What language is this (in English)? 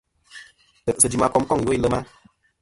Kom